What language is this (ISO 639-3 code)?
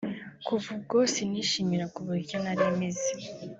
kin